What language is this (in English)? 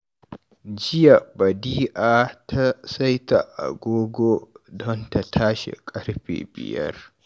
Hausa